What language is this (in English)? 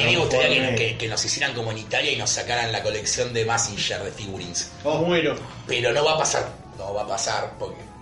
Spanish